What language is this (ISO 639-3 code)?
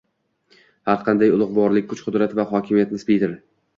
uzb